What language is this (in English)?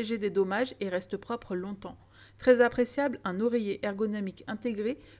French